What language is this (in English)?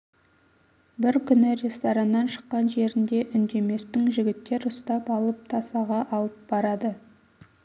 Kazakh